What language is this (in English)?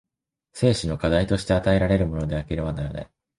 Japanese